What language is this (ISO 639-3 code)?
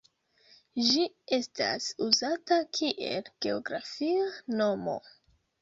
epo